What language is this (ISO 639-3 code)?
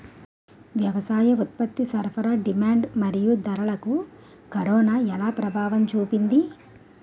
tel